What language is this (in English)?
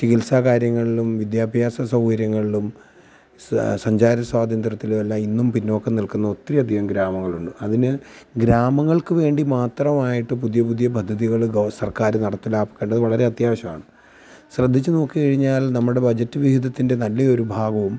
Malayalam